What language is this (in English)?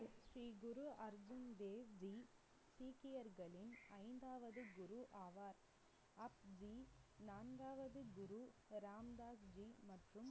Tamil